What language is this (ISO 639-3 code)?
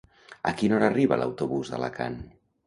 cat